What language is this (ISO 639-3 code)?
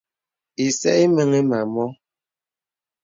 beb